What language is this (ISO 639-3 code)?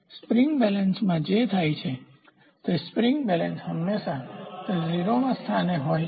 guj